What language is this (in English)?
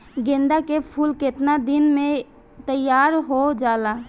Bhojpuri